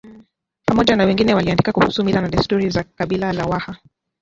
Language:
Swahili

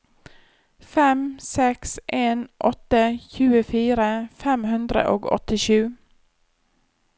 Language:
Norwegian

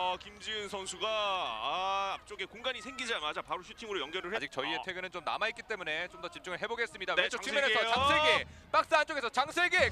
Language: Korean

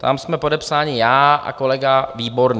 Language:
Czech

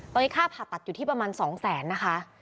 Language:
Thai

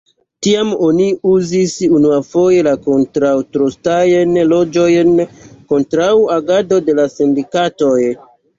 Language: Esperanto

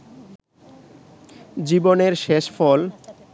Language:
Bangla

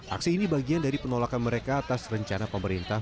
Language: Indonesian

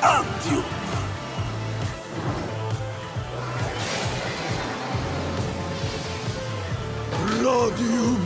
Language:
Italian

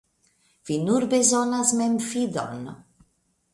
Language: Esperanto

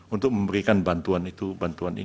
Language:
Indonesian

